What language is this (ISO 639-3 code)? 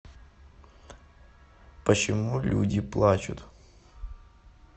rus